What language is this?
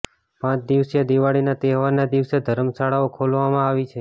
Gujarati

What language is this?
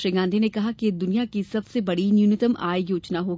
Hindi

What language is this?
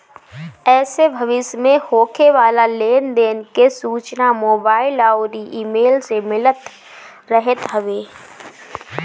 Bhojpuri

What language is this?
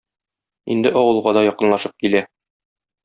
Tatar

